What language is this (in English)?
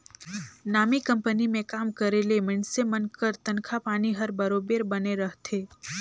Chhattisgarhi